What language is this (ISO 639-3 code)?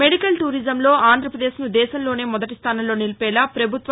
tel